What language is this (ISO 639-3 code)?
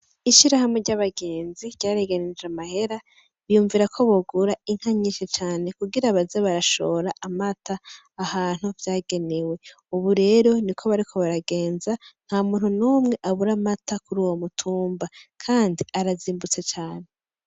run